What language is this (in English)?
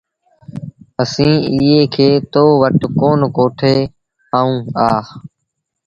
Sindhi Bhil